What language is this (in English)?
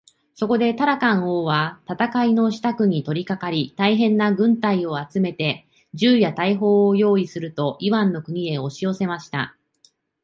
Japanese